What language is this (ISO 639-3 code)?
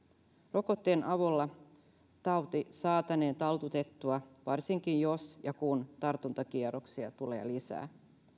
fin